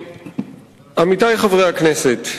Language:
Hebrew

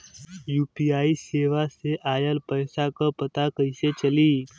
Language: Bhojpuri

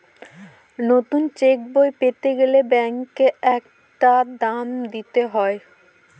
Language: Bangla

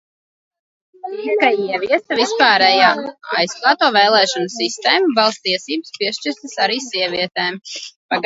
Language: Latvian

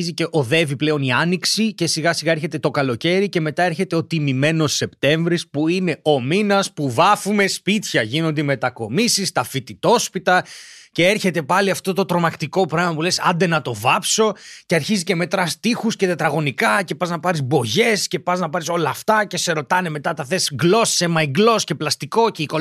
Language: Greek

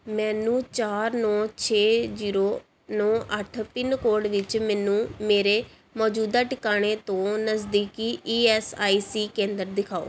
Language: Punjabi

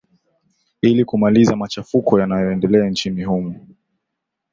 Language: Swahili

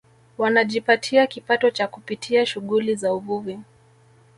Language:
Swahili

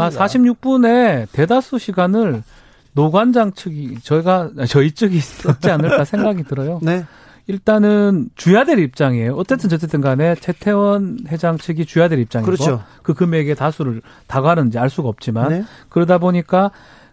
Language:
Korean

